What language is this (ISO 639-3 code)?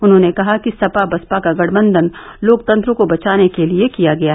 hin